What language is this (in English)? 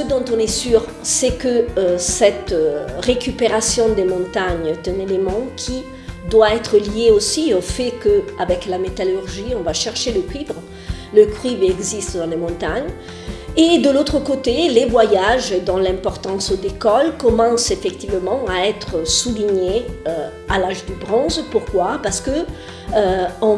French